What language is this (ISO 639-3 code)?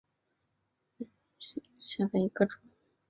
zho